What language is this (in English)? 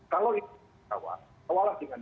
Indonesian